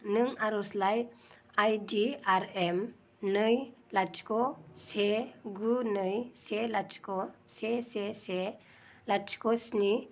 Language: Bodo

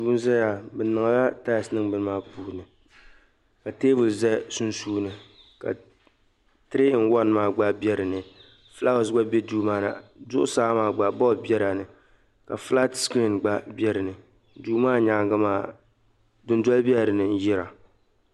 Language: Dagbani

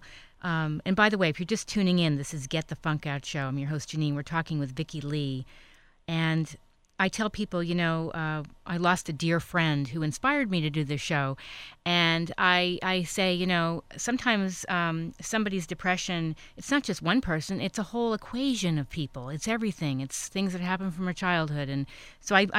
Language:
English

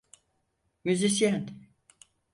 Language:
Turkish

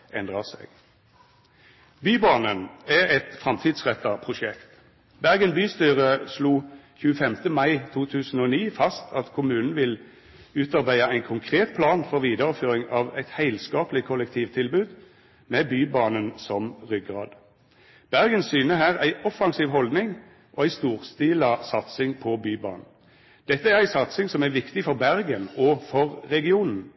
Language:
Norwegian Nynorsk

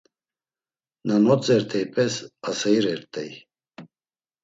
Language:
Laz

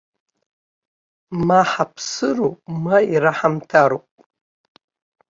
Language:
Abkhazian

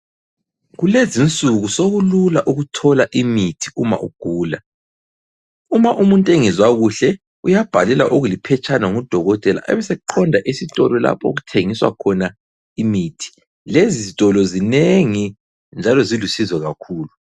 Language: North Ndebele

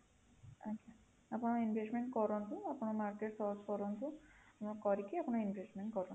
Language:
Odia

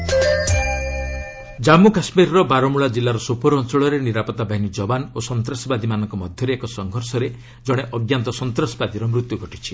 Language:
Odia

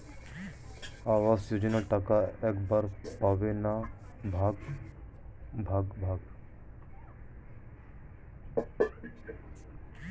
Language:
Bangla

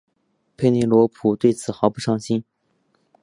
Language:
Chinese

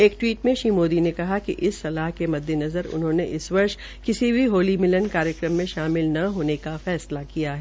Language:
Hindi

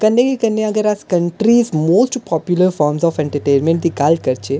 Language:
Dogri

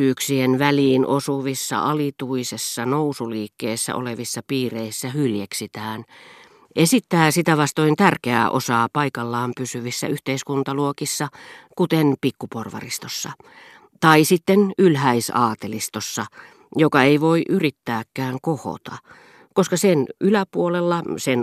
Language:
Finnish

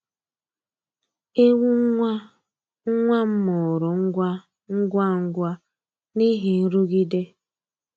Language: Igbo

